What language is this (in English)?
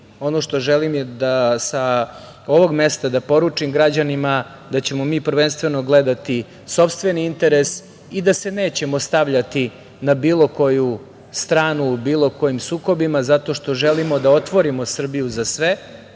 Serbian